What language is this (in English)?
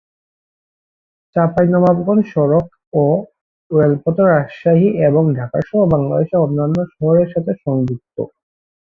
Bangla